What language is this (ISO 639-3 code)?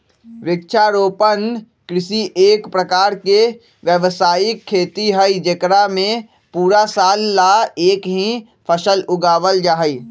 mag